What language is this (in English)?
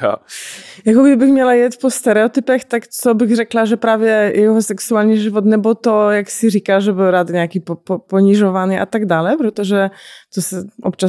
Czech